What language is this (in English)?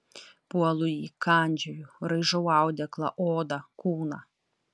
Lithuanian